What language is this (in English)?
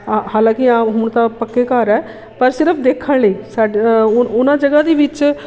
Punjabi